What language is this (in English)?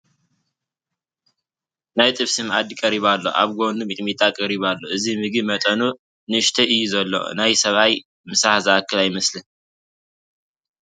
Tigrinya